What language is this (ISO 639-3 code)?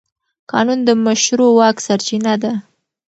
pus